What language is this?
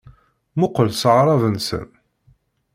Kabyle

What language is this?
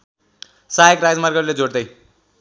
Nepali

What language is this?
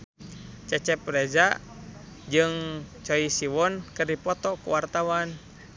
Sundanese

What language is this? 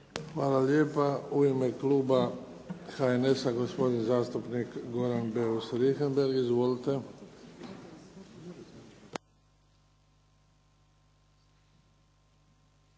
Croatian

